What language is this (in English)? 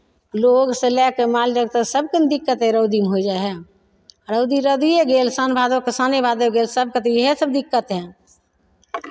Maithili